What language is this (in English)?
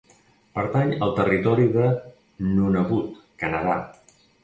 Catalan